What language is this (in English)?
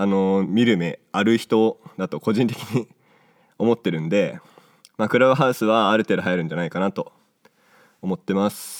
Japanese